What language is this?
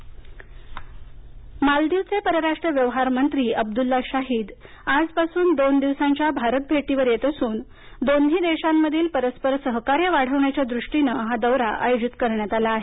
Marathi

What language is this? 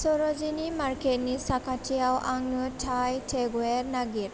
Bodo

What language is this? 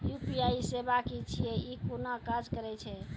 Maithili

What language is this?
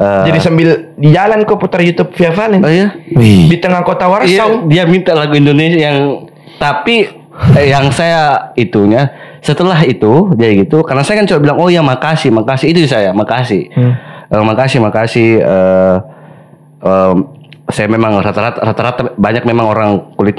Indonesian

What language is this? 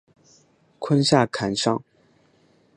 Chinese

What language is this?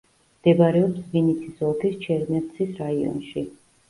Georgian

